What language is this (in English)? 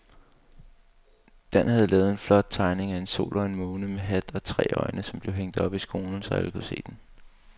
Danish